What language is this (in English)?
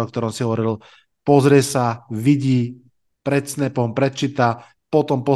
Slovak